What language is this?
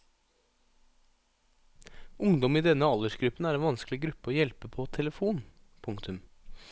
Norwegian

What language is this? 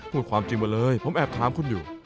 Thai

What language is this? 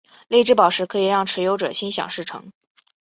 Chinese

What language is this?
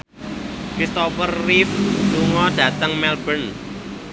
Javanese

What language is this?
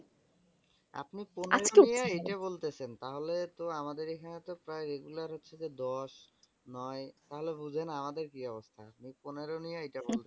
Bangla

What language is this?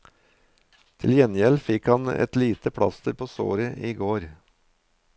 Norwegian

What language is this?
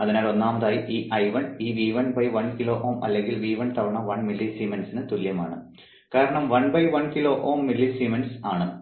Malayalam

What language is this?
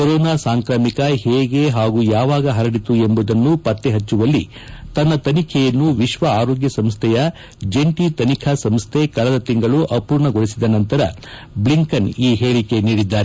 Kannada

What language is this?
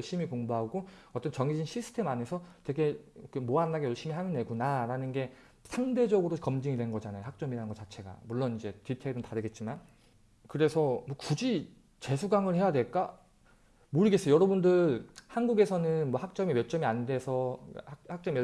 Korean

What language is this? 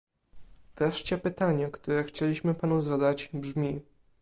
Polish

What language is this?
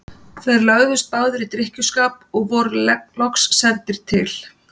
Icelandic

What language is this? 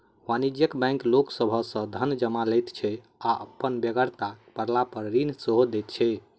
Maithili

